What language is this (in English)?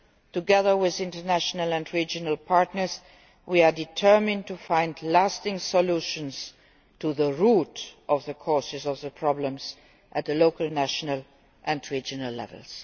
English